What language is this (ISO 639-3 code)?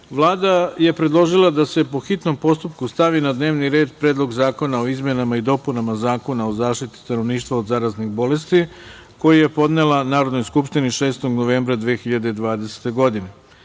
srp